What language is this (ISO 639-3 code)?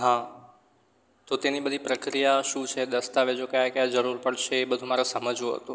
guj